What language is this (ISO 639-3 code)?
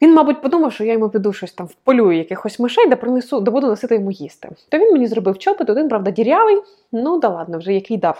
ukr